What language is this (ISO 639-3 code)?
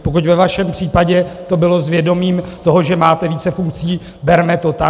ces